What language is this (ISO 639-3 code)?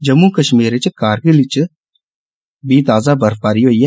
doi